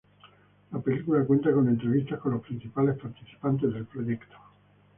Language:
Spanish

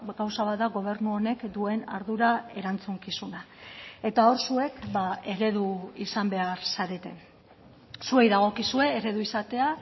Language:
Basque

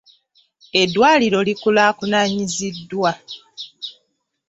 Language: Ganda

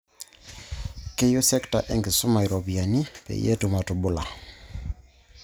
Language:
Masai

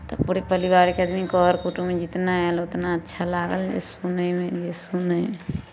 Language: Maithili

